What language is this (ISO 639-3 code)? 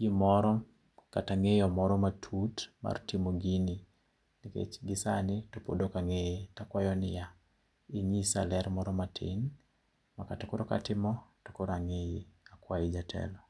luo